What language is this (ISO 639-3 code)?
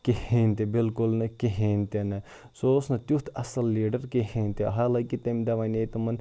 kas